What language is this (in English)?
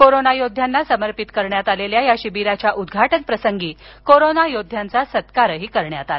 Marathi